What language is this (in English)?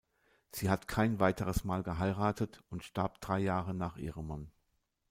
German